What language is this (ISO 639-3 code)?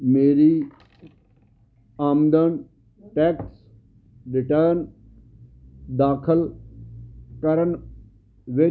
pan